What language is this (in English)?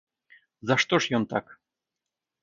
Belarusian